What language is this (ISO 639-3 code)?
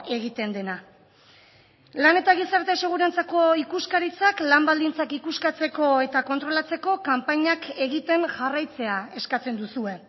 eus